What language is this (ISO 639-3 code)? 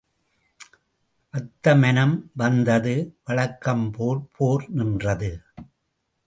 tam